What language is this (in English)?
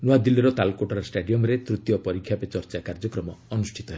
Odia